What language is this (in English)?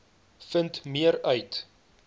Afrikaans